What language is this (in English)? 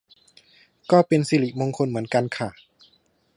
Thai